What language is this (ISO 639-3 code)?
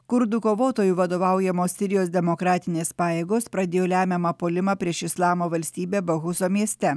lit